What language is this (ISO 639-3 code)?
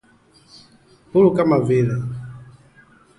swa